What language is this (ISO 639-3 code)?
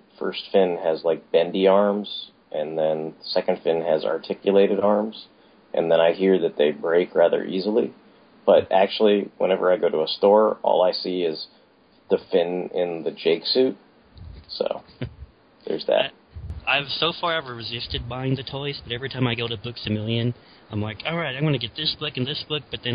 eng